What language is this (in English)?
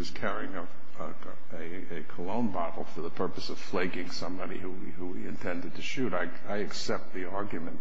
English